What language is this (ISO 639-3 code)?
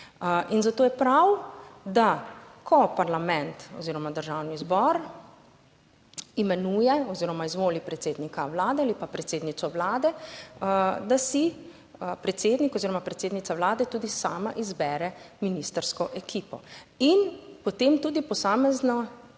slv